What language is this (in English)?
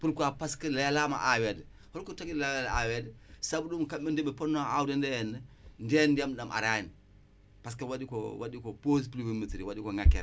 Wolof